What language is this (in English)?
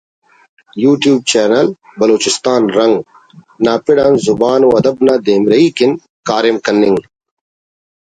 Brahui